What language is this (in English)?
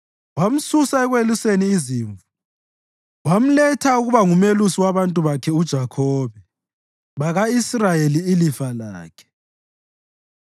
North Ndebele